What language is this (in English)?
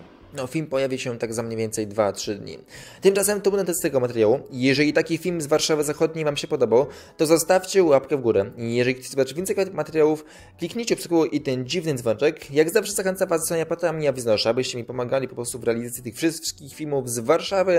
Polish